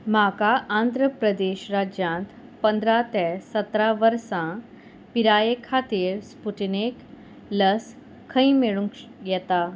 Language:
Konkani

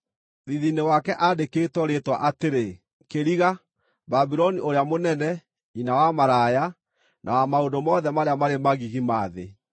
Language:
Kikuyu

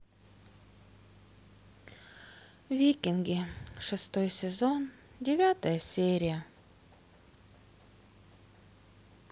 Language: Russian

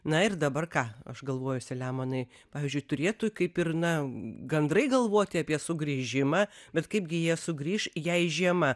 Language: Lithuanian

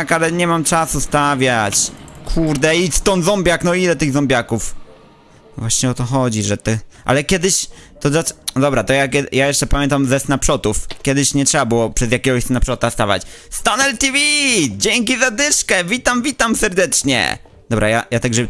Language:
Polish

